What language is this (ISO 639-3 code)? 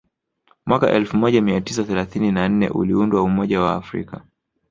swa